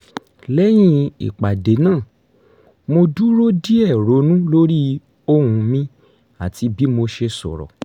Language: Yoruba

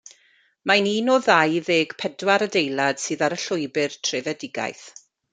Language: Welsh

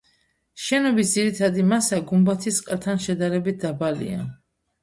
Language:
Georgian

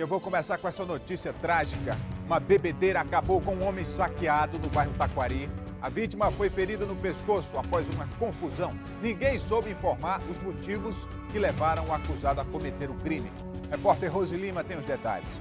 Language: Portuguese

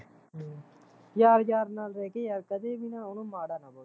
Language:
Punjabi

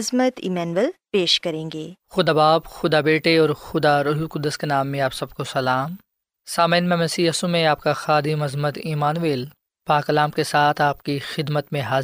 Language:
Urdu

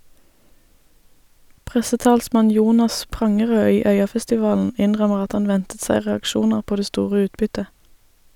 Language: Norwegian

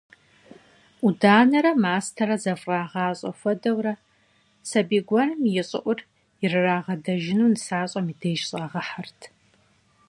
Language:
Kabardian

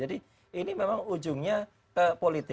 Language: Indonesian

